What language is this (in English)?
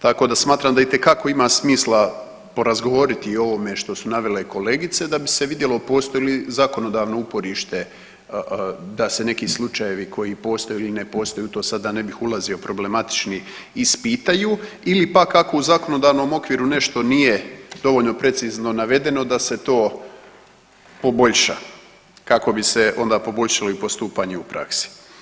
Croatian